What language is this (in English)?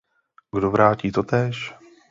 Czech